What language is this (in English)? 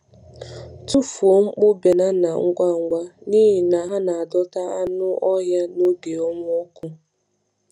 Igbo